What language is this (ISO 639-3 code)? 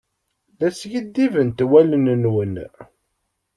kab